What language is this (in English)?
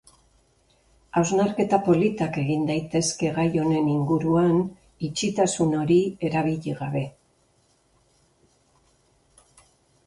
Basque